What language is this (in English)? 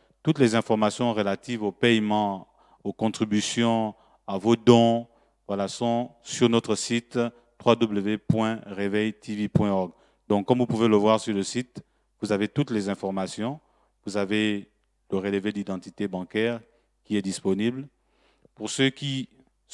French